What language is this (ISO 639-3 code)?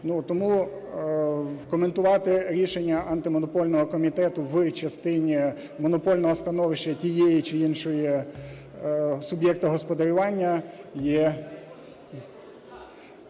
ukr